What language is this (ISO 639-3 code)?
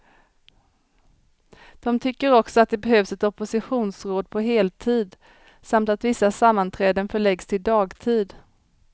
swe